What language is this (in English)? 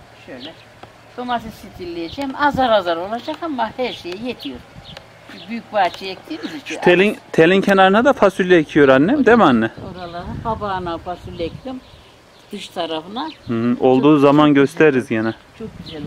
Turkish